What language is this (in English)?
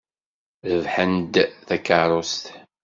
Kabyle